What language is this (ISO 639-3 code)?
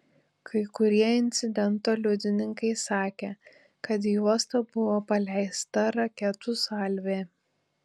lit